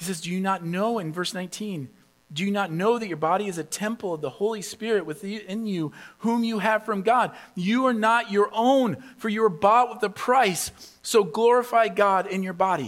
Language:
English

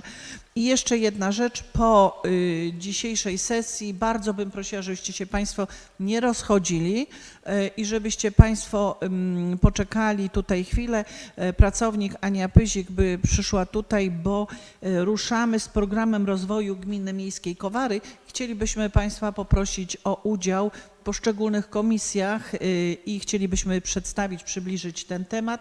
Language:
Polish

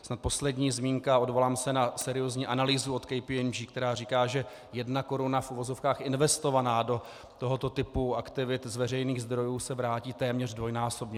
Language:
Czech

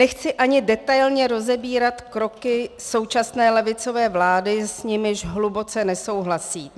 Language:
Czech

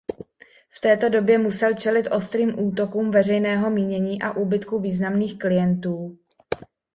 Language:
Czech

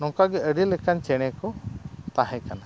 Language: Santali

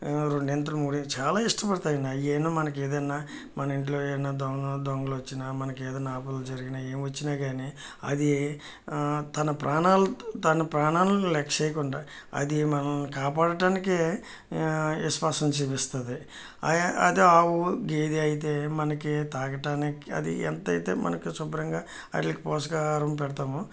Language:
Telugu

